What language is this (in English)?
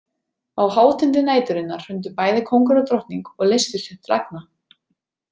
Icelandic